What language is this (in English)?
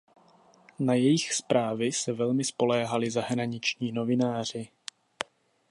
Czech